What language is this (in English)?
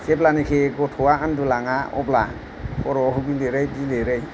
Bodo